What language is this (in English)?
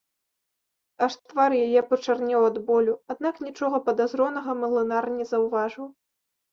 Belarusian